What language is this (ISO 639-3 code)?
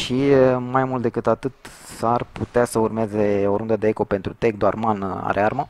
ron